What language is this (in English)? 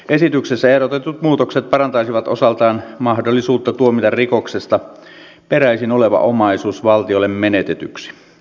Finnish